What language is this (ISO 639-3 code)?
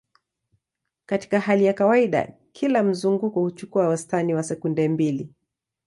swa